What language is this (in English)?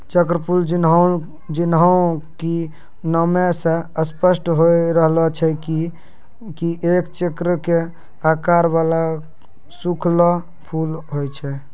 Maithili